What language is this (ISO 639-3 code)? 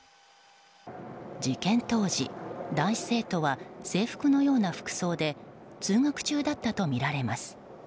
jpn